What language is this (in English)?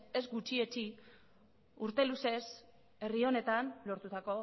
Basque